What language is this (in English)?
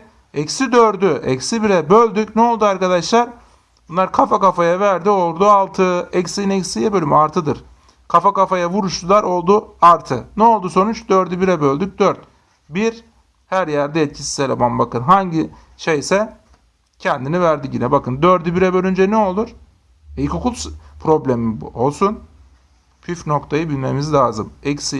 Turkish